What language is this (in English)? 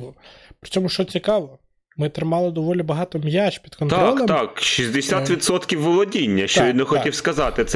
Ukrainian